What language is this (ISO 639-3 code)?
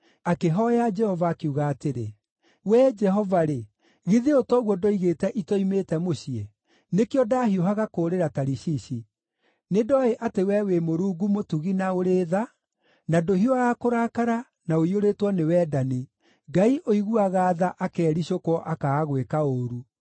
kik